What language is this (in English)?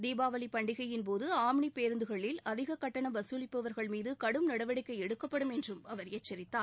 Tamil